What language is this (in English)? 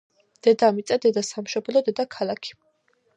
Georgian